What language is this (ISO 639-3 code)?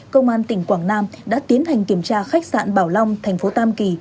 vie